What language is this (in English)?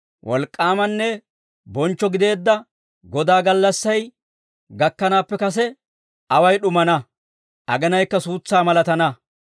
Dawro